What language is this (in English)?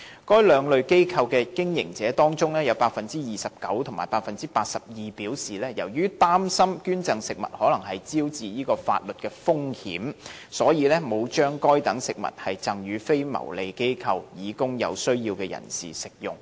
Cantonese